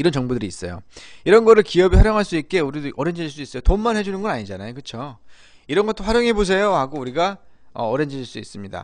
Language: Korean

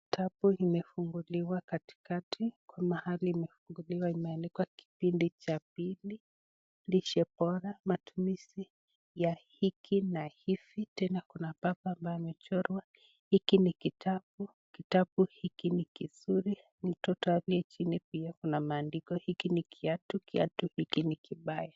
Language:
Swahili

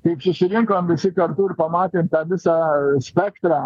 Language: Lithuanian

